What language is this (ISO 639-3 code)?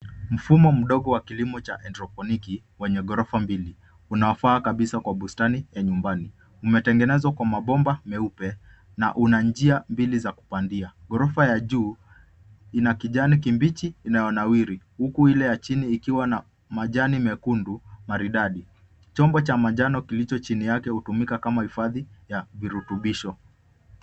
swa